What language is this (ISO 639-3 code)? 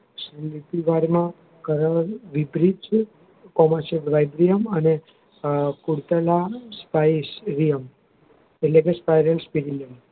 guj